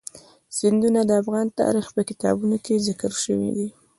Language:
Pashto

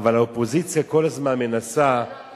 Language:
Hebrew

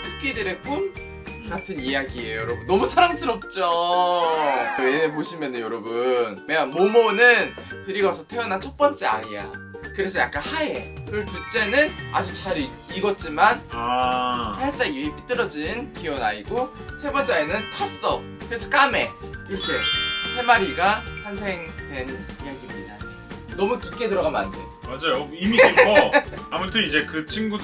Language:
Korean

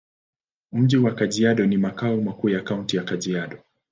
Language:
Swahili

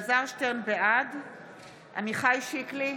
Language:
Hebrew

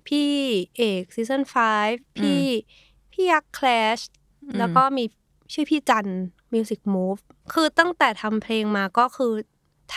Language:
Thai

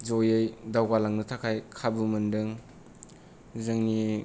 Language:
Bodo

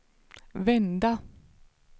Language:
Swedish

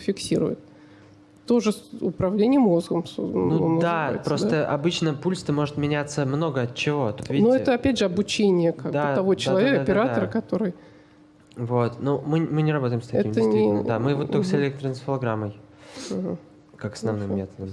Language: Russian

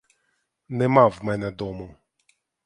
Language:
Ukrainian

